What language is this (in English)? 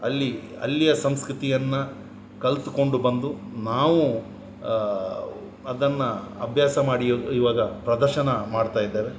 Kannada